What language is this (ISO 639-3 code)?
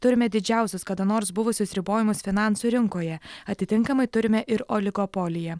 lit